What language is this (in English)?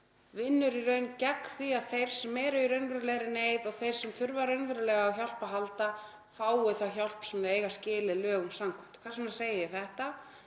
Icelandic